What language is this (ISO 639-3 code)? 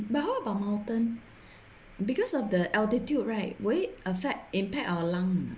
eng